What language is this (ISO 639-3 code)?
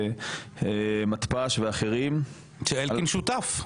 heb